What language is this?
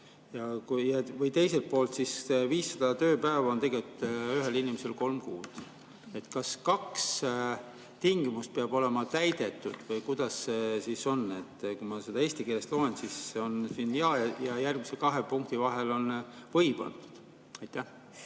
Estonian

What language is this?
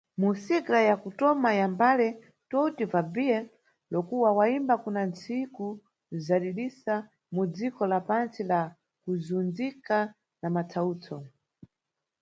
Nyungwe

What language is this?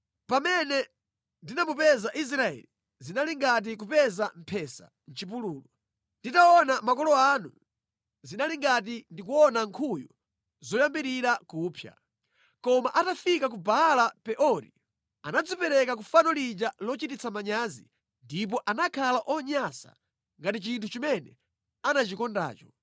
Nyanja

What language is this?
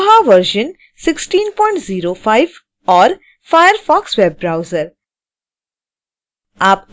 Hindi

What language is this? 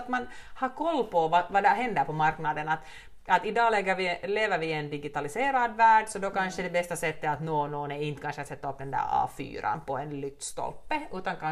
Swedish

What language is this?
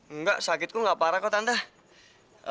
Indonesian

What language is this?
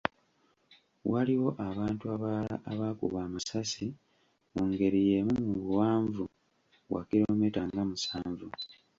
Ganda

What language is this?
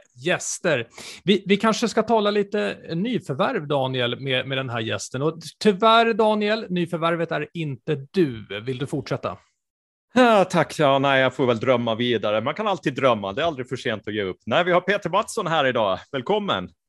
Swedish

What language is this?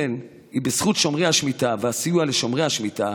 Hebrew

